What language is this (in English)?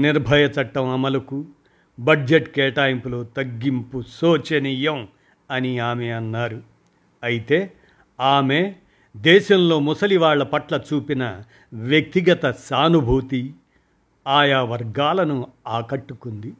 Telugu